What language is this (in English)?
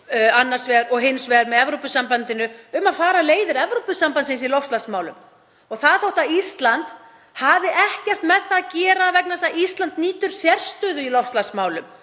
Icelandic